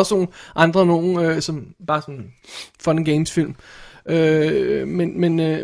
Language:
Danish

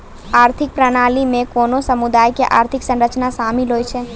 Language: Maithili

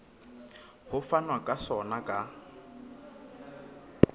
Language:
Southern Sotho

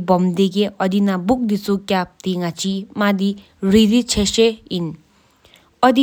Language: Sikkimese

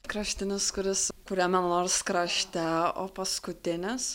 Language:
Lithuanian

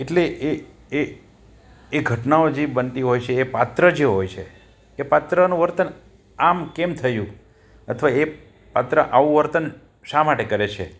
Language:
Gujarati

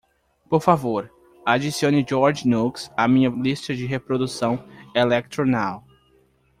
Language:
Portuguese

